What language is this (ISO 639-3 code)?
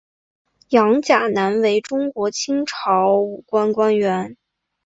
zho